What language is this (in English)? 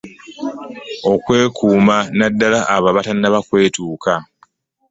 Ganda